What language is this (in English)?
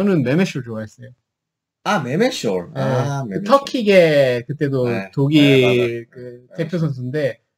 Korean